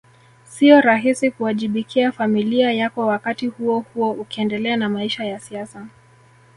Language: Swahili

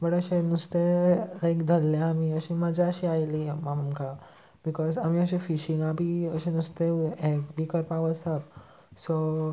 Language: Konkani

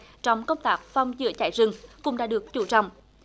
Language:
Vietnamese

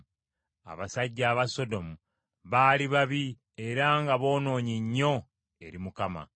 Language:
Ganda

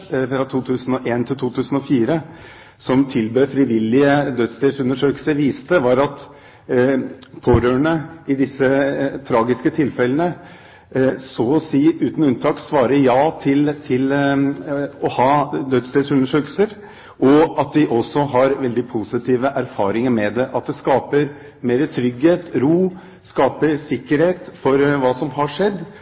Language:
Norwegian Bokmål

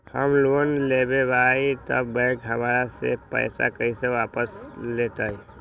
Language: Magahi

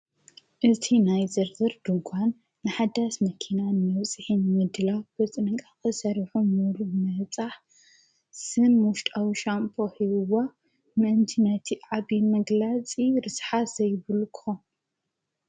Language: Tigrinya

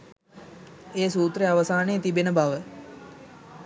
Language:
Sinhala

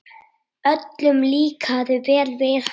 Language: Icelandic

